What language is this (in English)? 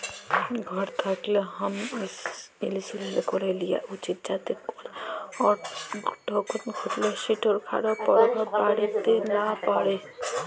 Bangla